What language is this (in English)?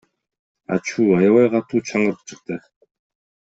Kyrgyz